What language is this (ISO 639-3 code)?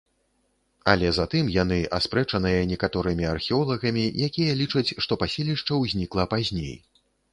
bel